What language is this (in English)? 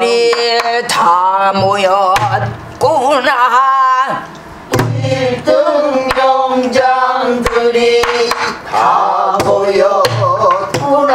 Korean